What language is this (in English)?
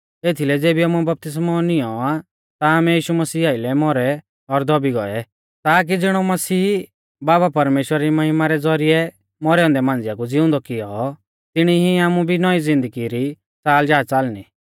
Mahasu Pahari